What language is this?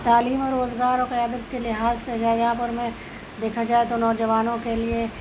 Urdu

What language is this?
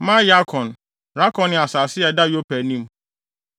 Akan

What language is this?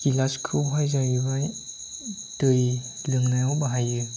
Bodo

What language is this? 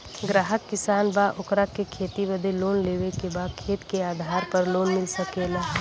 Bhojpuri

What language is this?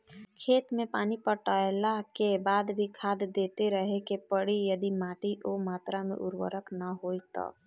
Bhojpuri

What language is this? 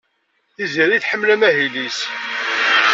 Kabyle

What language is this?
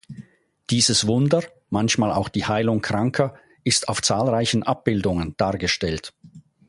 German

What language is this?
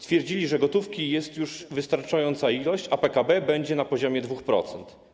Polish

